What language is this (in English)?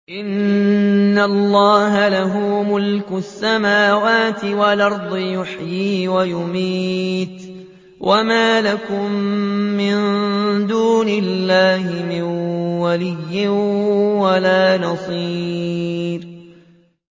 Arabic